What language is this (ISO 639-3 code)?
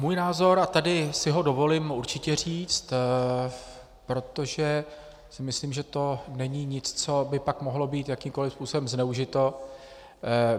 ces